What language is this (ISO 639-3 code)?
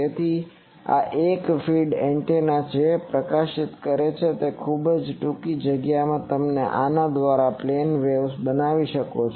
guj